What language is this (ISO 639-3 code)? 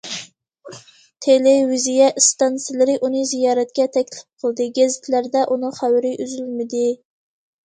uig